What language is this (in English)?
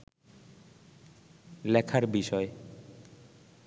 Bangla